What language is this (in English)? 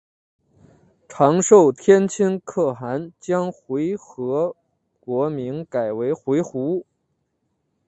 Chinese